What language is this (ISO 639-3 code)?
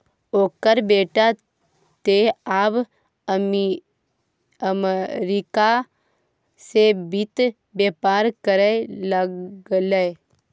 mai